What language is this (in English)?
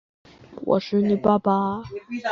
Chinese